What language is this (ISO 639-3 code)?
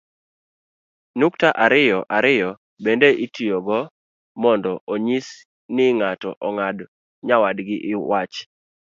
luo